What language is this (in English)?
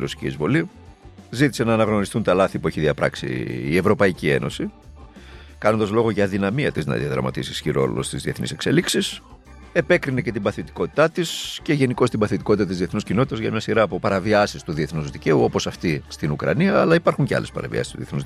Greek